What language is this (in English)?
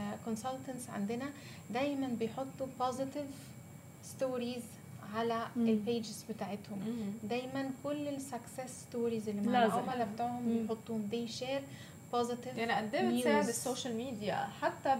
Arabic